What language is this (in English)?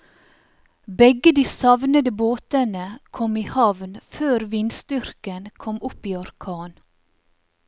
Norwegian